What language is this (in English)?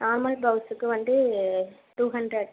Tamil